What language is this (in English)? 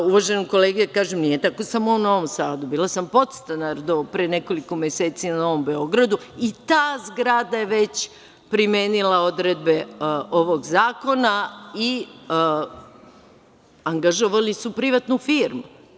Serbian